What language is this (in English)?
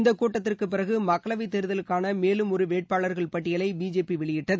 Tamil